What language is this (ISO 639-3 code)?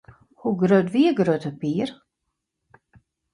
fry